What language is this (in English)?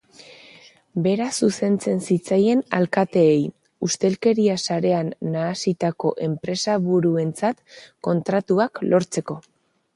Basque